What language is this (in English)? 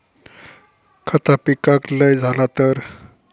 Marathi